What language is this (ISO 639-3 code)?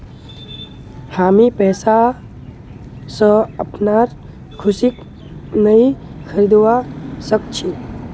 mag